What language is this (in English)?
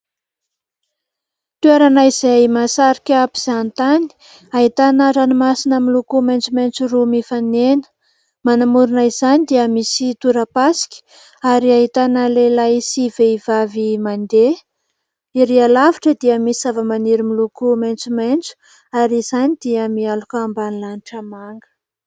Malagasy